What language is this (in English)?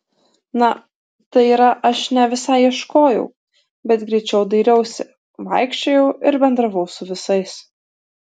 Lithuanian